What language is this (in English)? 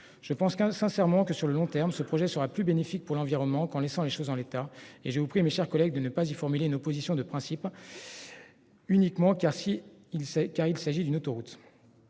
French